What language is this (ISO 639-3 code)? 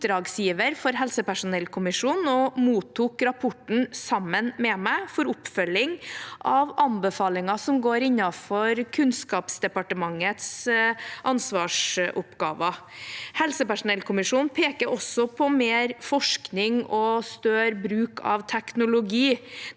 nor